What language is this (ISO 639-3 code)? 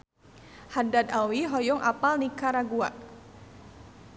sun